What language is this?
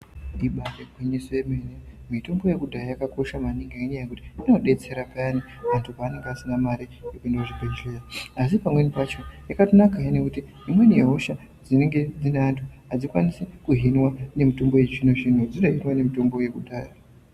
Ndau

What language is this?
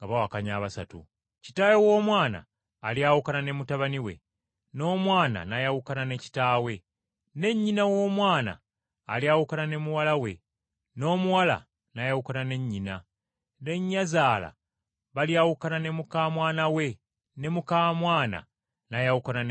Ganda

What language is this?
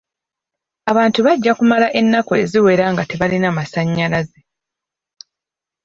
Ganda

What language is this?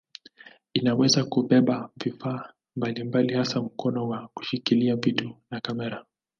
Swahili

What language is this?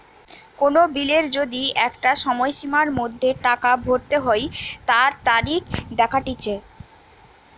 Bangla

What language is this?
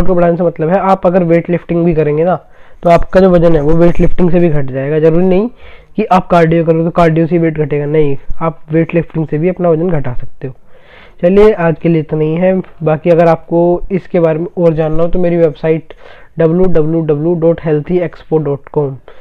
Hindi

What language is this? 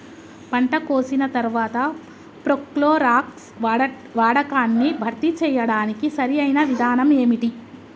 Telugu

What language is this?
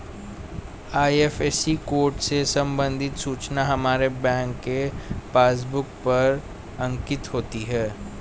Hindi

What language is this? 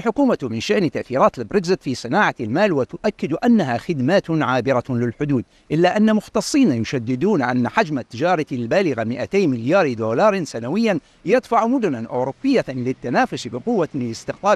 Arabic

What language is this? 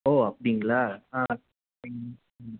Tamil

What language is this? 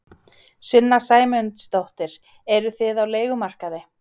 Icelandic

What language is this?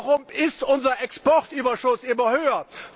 German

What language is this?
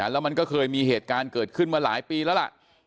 Thai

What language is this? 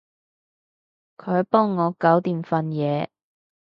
Cantonese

